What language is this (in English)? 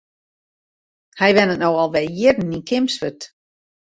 Western Frisian